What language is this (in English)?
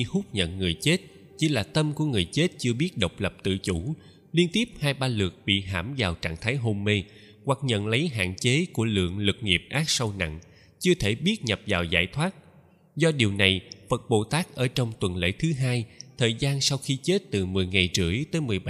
Vietnamese